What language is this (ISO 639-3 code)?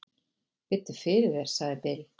isl